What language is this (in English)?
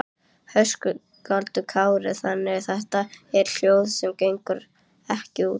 Icelandic